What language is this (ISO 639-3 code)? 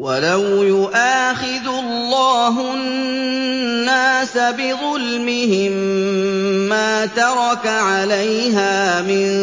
ara